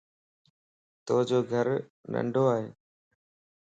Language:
Lasi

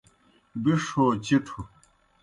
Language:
Kohistani Shina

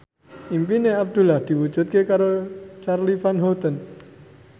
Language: Javanese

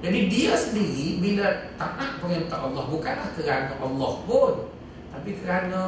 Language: Malay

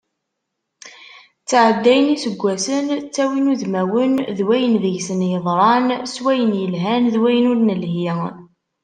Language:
Kabyle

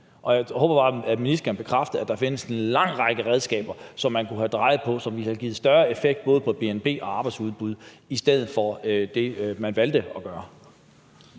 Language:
Danish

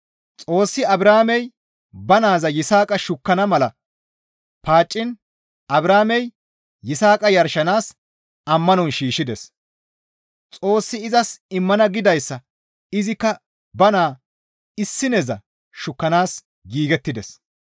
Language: Gamo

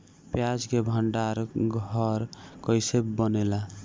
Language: Bhojpuri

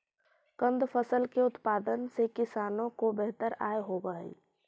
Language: Magahi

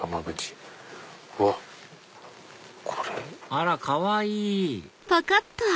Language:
Japanese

